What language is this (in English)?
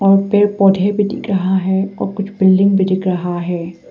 Hindi